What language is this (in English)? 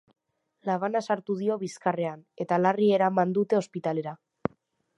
Basque